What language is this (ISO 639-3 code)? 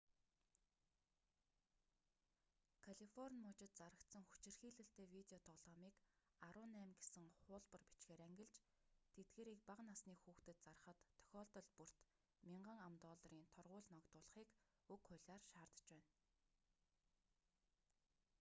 mon